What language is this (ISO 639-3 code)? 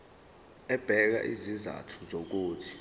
zul